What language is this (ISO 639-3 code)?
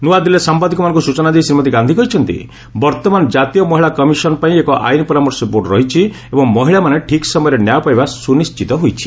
ori